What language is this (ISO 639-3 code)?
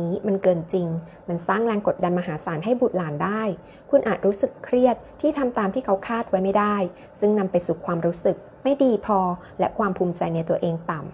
tha